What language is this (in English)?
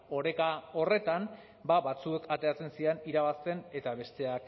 Basque